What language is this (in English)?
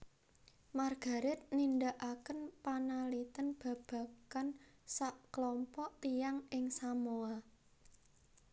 Javanese